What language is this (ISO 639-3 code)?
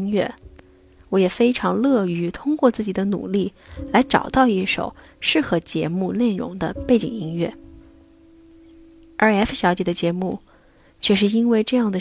zho